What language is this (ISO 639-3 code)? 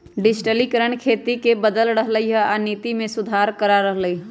mag